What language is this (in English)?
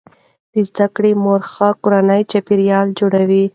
Pashto